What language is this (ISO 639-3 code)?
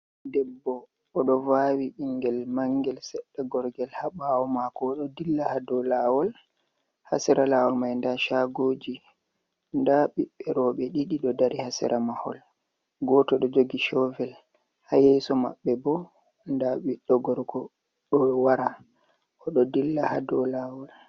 ful